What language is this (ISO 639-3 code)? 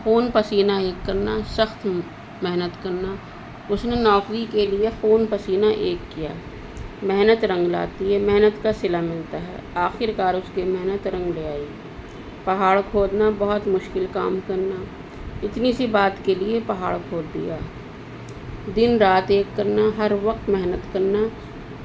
urd